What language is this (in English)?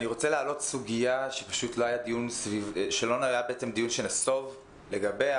Hebrew